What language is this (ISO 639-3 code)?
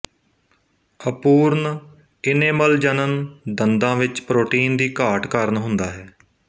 pan